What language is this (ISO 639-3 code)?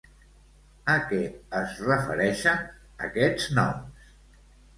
cat